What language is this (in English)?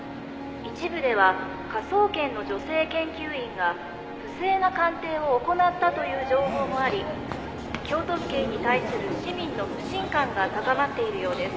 Japanese